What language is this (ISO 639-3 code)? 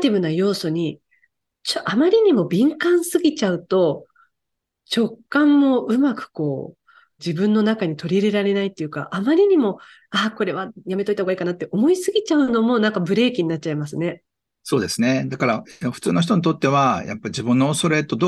jpn